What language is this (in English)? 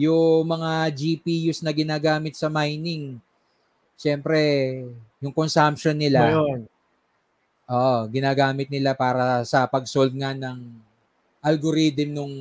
Filipino